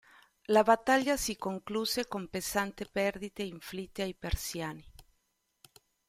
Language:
Italian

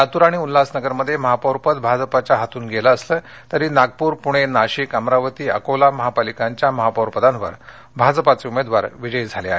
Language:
Marathi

